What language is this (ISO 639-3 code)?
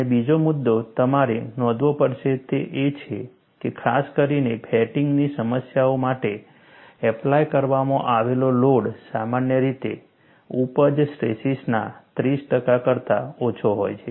guj